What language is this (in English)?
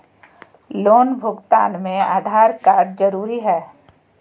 Magahi